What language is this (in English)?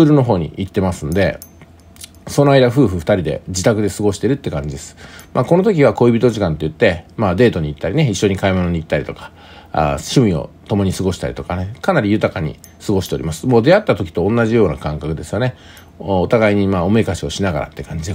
Japanese